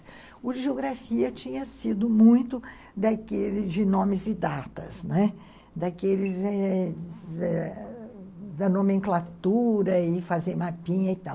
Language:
Portuguese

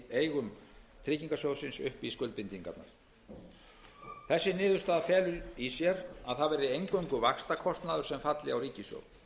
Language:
Icelandic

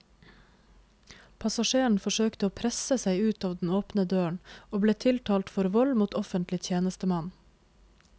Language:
Norwegian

